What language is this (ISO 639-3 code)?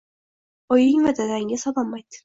uzb